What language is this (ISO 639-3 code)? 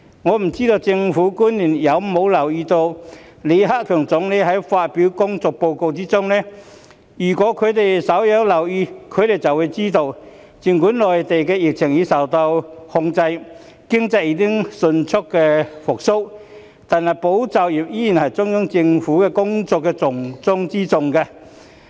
yue